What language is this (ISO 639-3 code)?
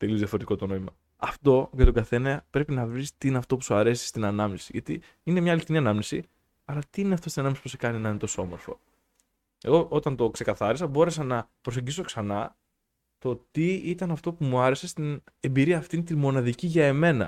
ell